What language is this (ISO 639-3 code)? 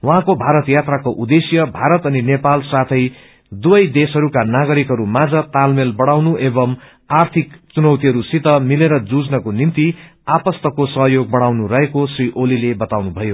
nep